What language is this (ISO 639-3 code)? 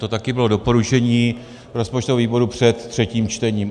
ces